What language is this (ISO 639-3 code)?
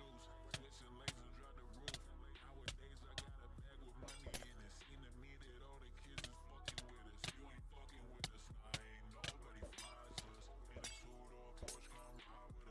eng